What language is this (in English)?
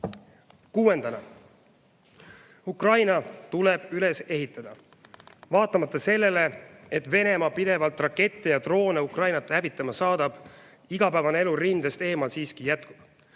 Estonian